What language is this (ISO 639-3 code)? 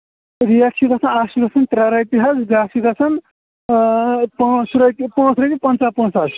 kas